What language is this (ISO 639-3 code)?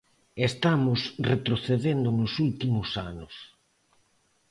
glg